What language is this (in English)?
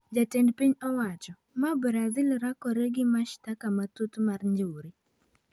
Luo (Kenya and Tanzania)